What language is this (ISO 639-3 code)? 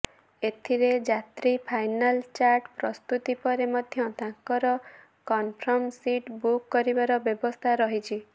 ori